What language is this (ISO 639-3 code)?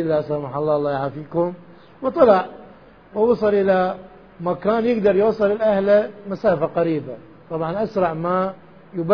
ara